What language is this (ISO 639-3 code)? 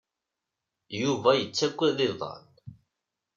kab